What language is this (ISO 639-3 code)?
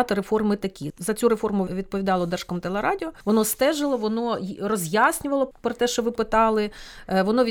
ukr